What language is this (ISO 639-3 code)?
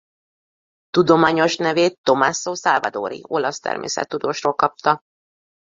hun